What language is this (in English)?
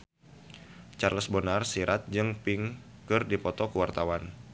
Sundanese